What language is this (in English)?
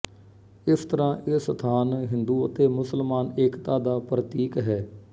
Punjabi